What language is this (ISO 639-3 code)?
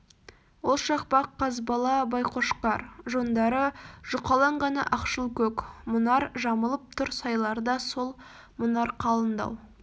kaz